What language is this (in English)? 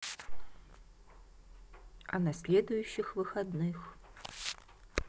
Russian